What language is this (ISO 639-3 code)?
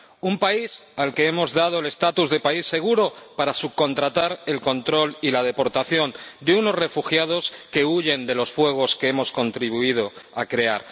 spa